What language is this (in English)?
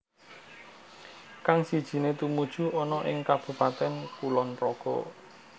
Javanese